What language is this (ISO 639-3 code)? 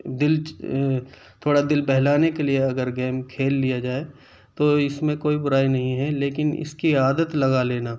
urd